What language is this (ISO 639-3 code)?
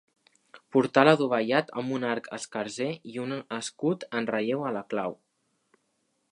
cat